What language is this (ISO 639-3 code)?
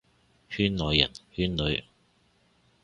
yue